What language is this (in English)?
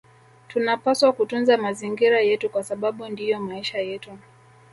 Swahili